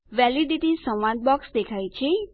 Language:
Gujarati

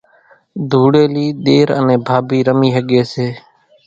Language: Kachi Koli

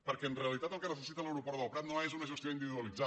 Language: Catalan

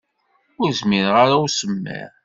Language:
Kabyle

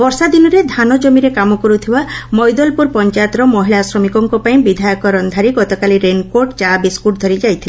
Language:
Odia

